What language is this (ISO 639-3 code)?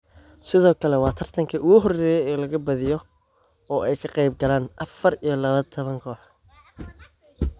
som